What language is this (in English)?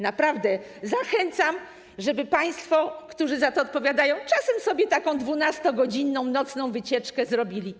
Polish